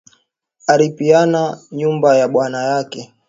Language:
Swahili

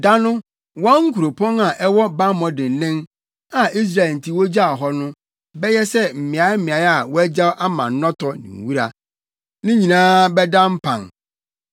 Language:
Akan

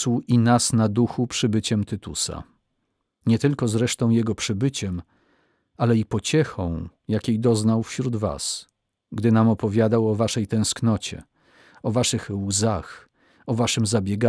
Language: Polish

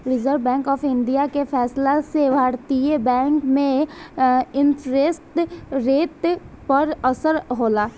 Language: Bhojpuri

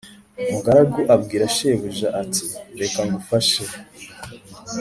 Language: Kinyarwanda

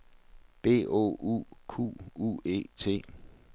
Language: Danish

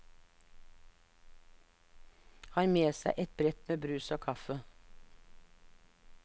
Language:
Norwegian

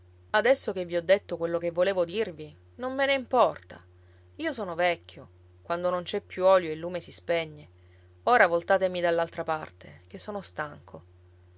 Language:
Italian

